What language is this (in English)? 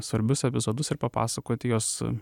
Lithuanian